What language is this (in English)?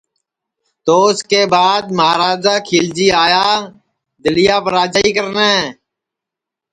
Sansi